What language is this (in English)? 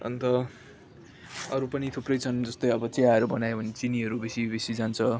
Nepali